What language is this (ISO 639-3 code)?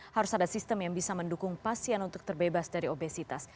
ind